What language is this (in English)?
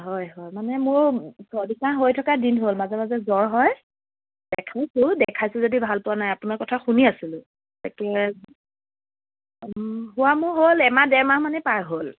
Assamese